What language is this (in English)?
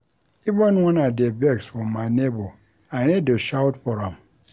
Nigerian Pidgin